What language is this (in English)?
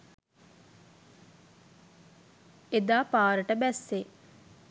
Sinhala